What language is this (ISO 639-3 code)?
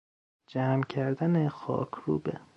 fas